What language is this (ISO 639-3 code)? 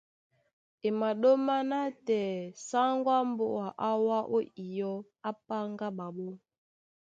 dua